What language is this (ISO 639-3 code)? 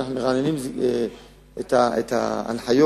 heb